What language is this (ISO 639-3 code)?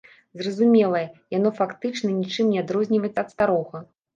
bel